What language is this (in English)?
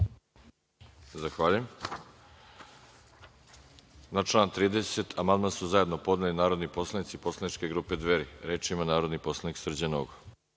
Serbian